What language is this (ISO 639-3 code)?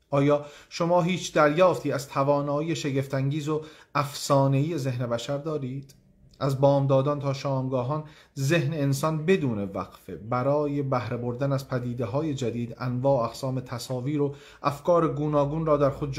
fas